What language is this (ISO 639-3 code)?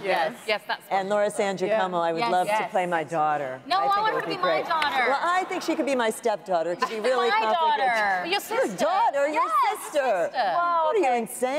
eng